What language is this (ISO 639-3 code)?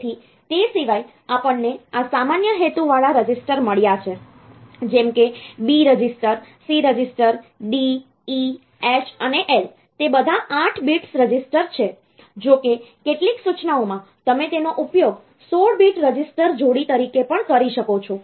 guj